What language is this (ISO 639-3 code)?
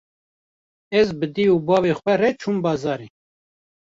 kur